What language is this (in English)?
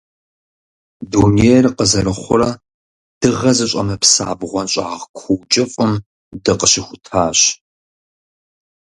Kabardian